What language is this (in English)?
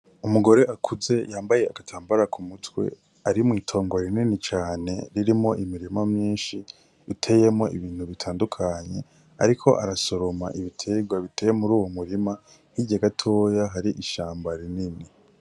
Rundi